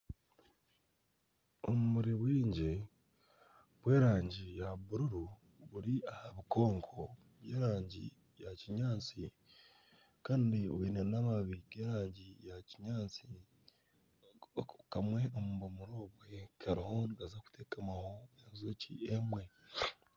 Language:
Nyankole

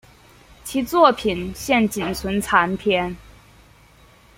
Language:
Chinese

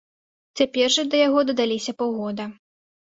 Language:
Belarusian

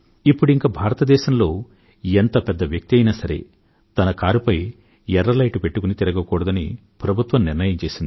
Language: Telugu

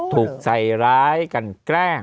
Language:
Thai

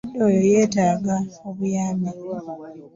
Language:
Ganda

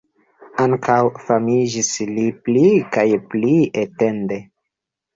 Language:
Esperanto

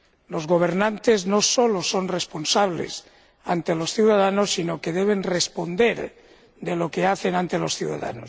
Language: Spanish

